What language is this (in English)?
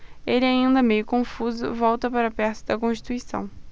Portuguese